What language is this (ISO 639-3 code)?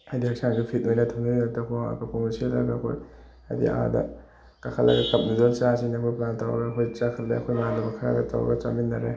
mni